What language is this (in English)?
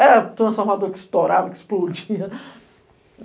Portuguese